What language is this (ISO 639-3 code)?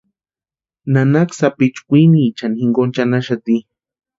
pua